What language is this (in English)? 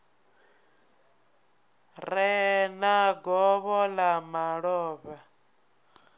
Venda